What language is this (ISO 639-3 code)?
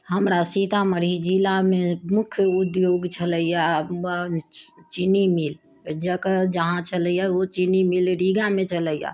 mai